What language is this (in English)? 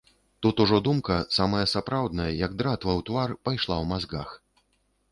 Belarusian